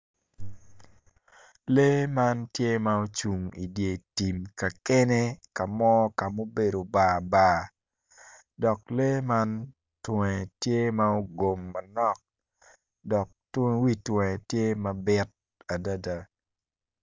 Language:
Acoli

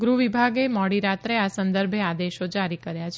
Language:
Gujarati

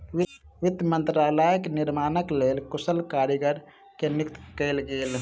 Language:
Maithili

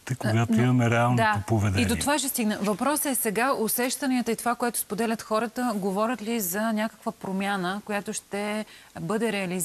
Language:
Bulgarian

